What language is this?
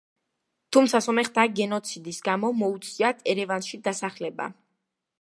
Georgian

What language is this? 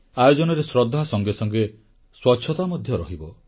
Odia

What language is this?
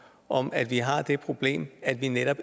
Danish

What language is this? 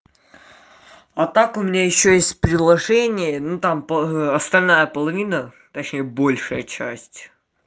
Russian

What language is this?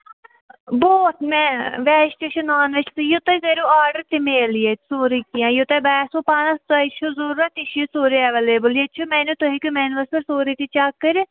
Kashmiri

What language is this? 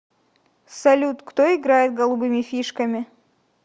Russian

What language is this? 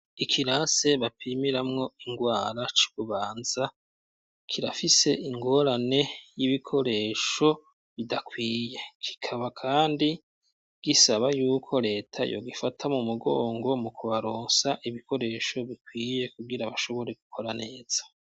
Rundi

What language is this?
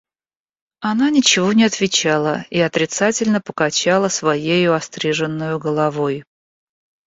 Russian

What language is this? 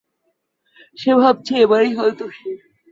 Bangla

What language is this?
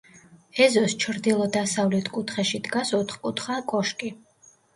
Georgian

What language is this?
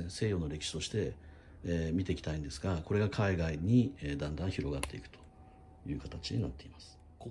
Japanese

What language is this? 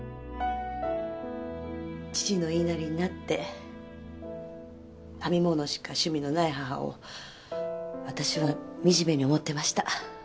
Japanese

